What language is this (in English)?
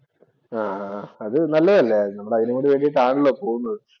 Malayalam